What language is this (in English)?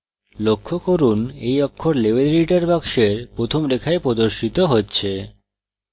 Bangla